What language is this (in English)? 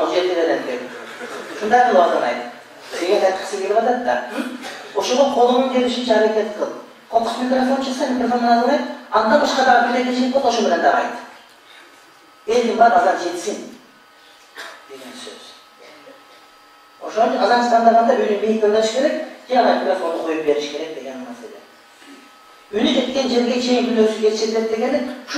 Turkish